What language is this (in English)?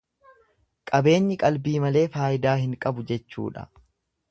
Oromo